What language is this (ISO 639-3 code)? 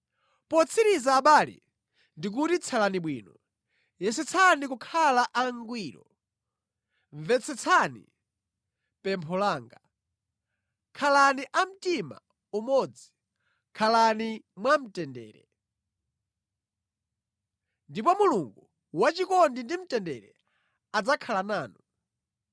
nya